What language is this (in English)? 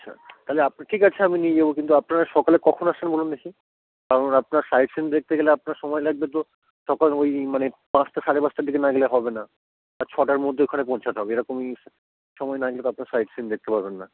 Bangla